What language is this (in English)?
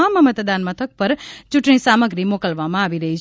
Gujarati